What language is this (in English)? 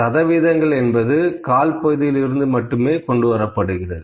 Tamil